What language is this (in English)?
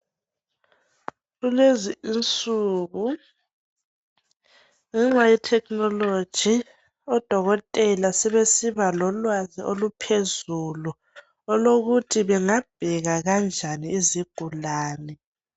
North Ndebele